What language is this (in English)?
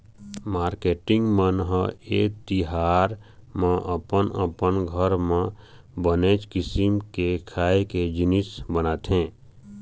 Chhattisgarhi